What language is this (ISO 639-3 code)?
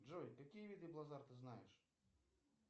rus